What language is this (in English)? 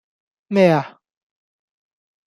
Cantonese